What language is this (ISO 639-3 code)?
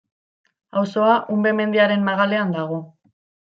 eus